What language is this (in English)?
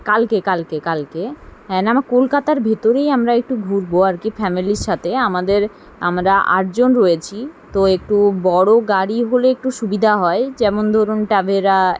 Bangla